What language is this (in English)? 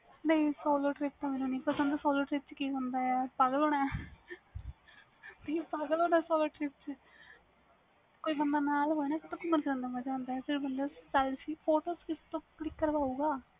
Punjabi